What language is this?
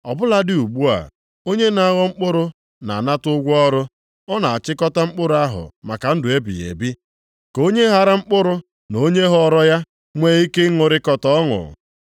Igbo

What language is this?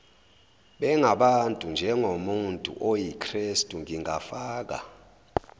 Zulu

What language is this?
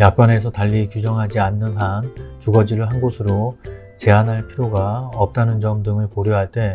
Korean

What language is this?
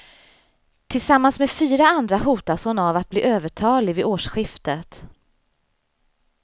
Swedish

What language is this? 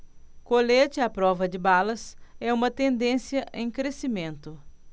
Portuguese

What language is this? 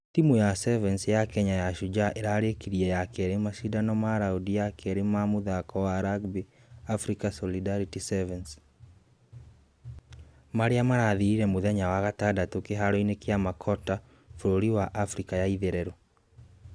Kikuyu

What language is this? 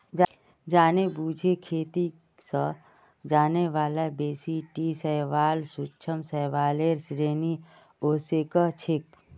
Magahi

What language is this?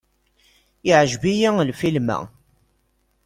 Kabyle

